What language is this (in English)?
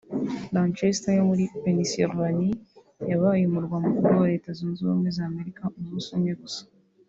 Kinyarwanda